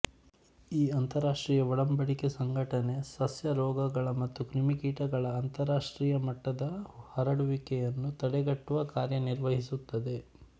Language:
Kannada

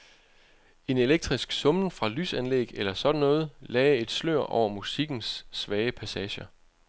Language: Danish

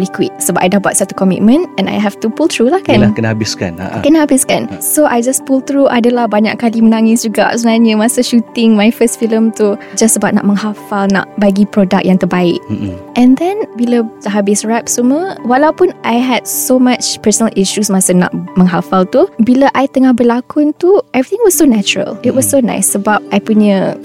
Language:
Malay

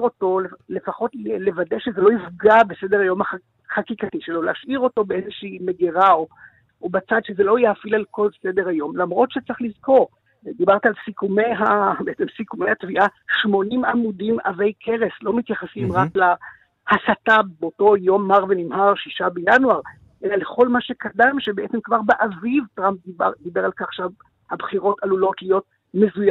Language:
Hebrew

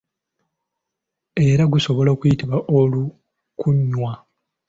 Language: Ganda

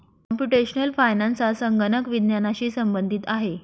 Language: Marathi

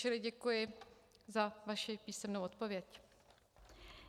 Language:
Czech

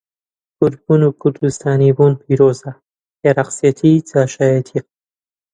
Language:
Central Kurdish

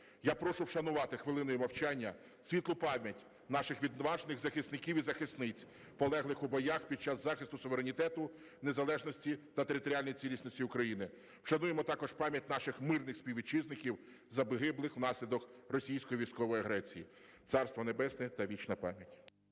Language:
Ukrainian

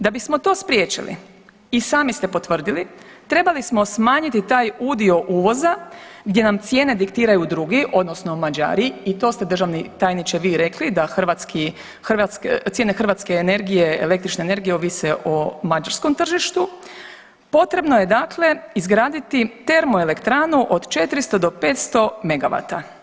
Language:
Croatian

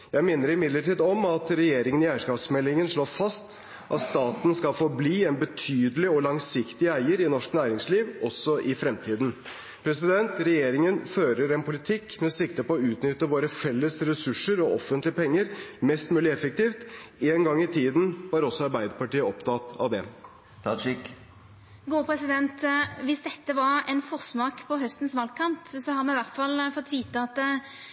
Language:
Norwegian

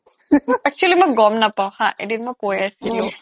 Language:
Assamese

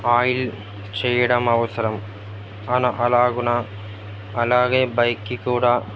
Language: Telugu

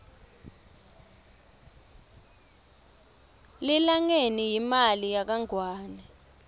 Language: Swati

